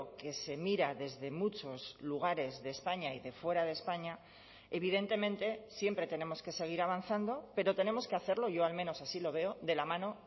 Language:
Spanish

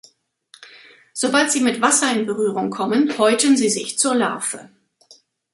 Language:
German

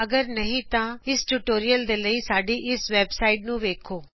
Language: Punjabi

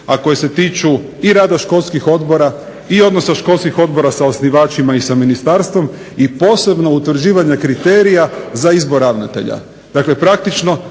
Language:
Croatian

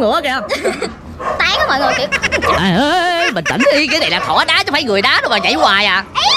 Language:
Vietnamese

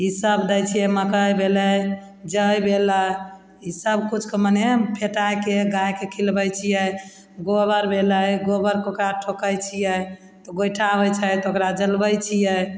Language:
Maithili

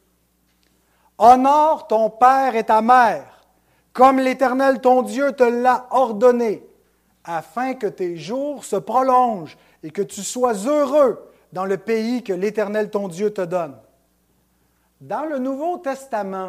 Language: French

